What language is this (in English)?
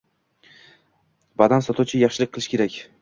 Uzbek